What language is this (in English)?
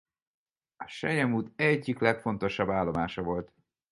Hungarian